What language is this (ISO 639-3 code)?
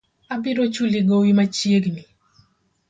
luo